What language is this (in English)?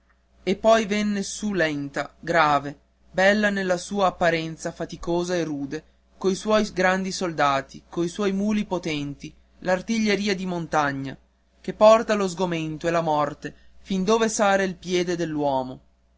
Italian